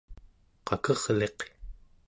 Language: Central Yupik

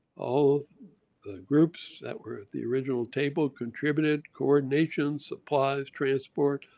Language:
English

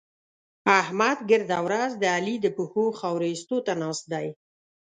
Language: Pashto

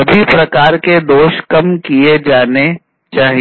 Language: Hindi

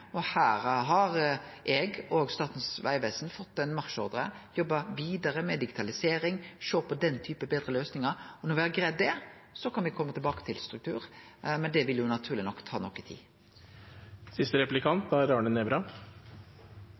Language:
Norwegian Nynorsk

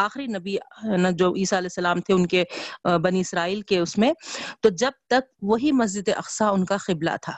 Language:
Urdu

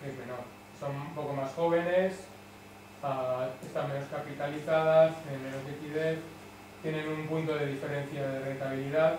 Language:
Spanish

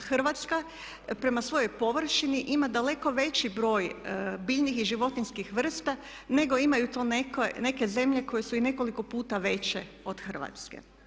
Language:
Croatian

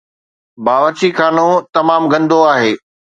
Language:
Sindhi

